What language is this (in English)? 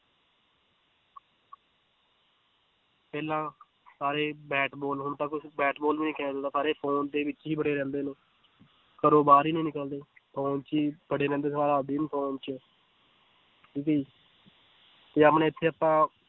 Punjabi